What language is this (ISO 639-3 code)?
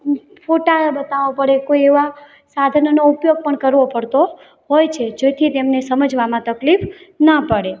guj